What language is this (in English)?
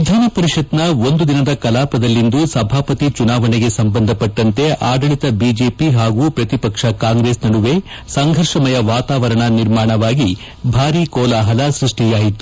Kannada